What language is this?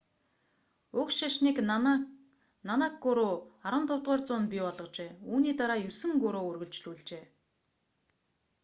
Mongolian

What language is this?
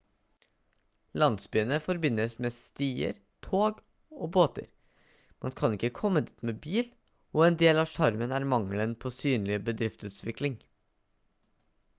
Norwegian Bokmål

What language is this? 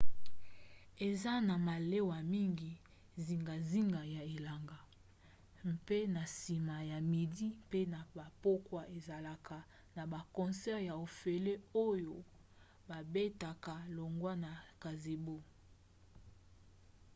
Lingala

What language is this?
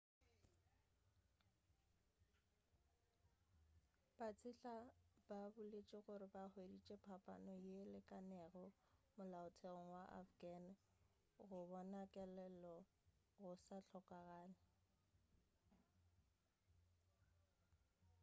Northern Sotho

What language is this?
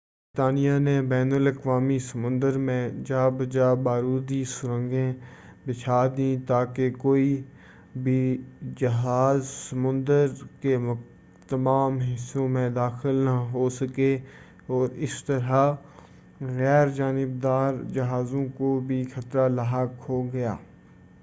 Urdu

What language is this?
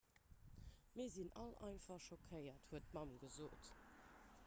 Luxembourgish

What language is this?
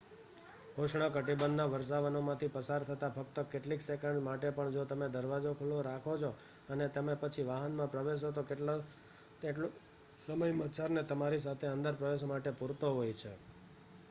Gujarati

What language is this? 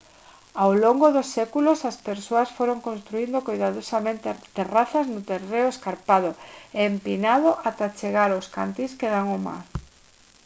Galician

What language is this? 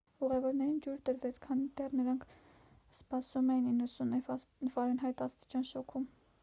Armenian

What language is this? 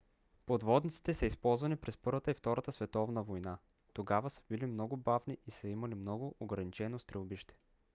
Bulgarian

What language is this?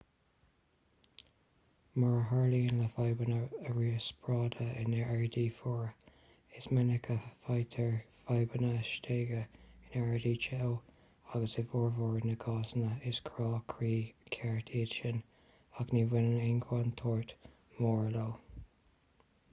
Irish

